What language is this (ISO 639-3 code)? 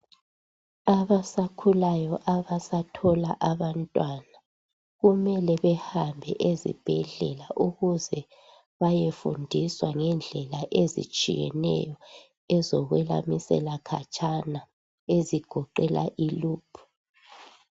nde